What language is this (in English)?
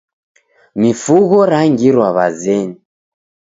Taita